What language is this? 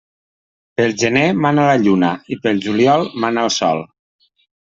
Catalan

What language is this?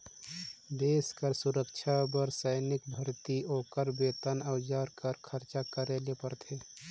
Chhattisgarhi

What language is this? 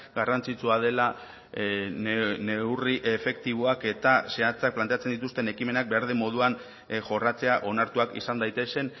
Basque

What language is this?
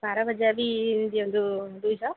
Odia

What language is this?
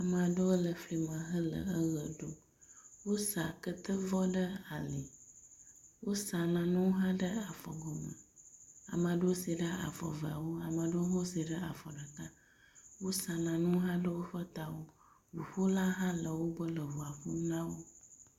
Ewe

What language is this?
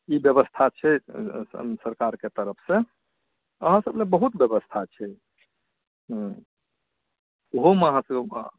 Maithili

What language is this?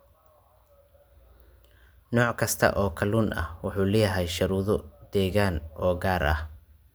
Somali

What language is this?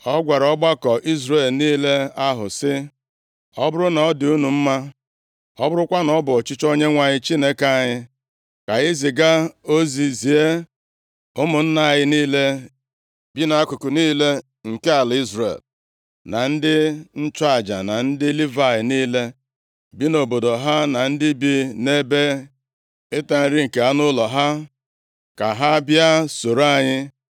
Igbo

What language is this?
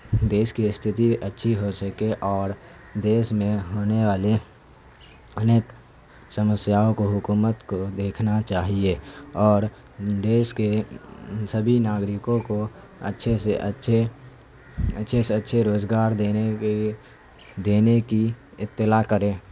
Urdu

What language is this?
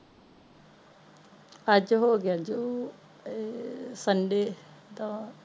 Punjabi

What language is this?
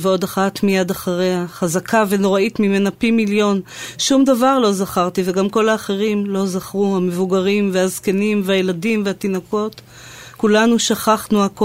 Hebrew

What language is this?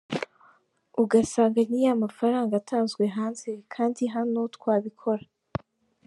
Kinyarwanda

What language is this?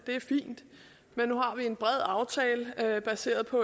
Danish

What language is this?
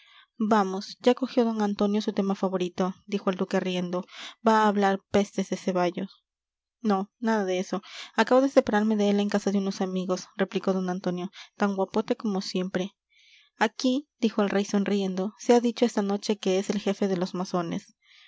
Spanish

